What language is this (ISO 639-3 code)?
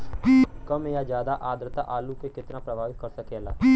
bho